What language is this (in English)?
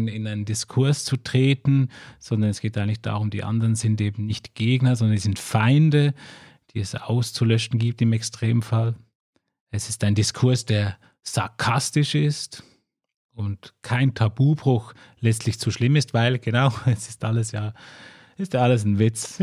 German